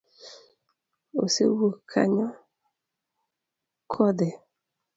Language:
Luo (Kenya and Tanzania)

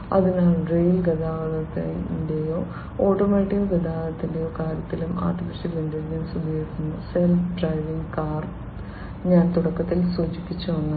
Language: Malayalam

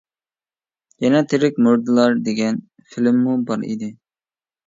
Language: Uyghur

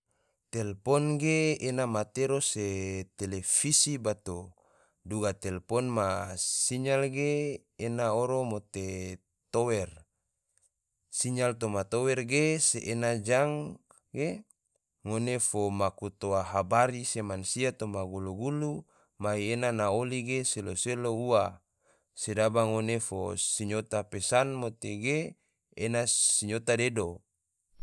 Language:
Tidore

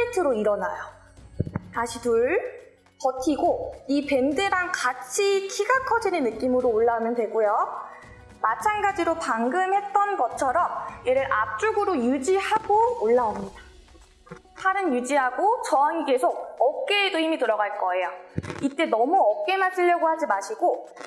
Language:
Korean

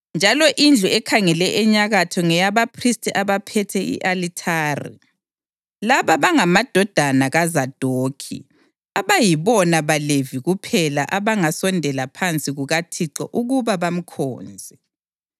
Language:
North Ndebele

